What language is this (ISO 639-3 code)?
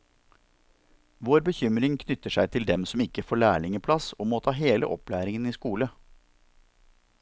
nor